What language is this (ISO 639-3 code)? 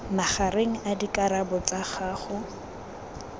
tsn